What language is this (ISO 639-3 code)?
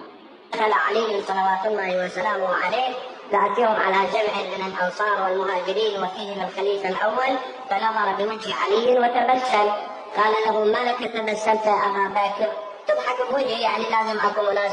ara